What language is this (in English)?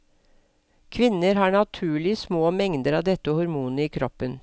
Norwegian